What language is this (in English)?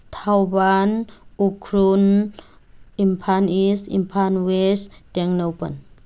Manipuri